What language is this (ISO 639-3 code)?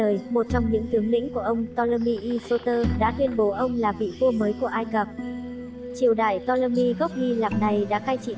vie